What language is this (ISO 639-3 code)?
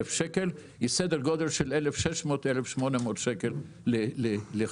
heb